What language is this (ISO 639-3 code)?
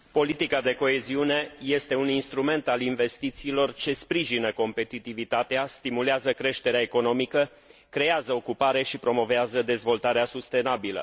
ron